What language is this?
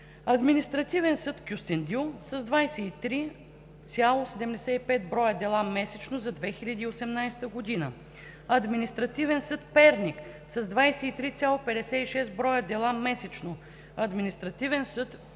Bulgarian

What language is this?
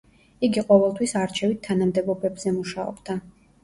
Georgian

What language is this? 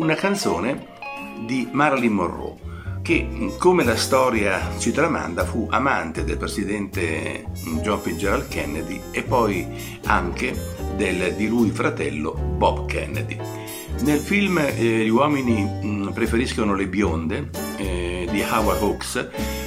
Italian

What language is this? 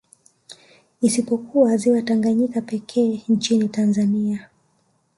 Swahili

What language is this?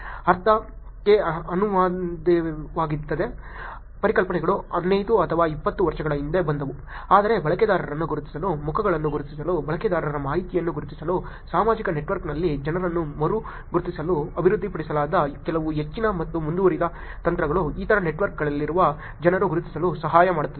Kannada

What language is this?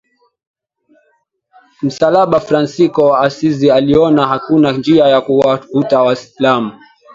Swahili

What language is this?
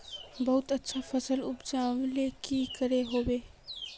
Magahi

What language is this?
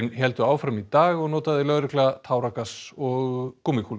Icelandic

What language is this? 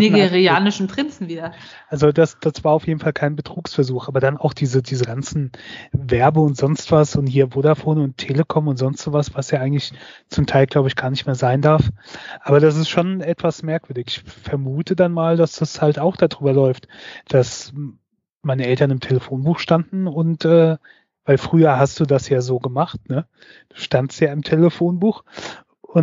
German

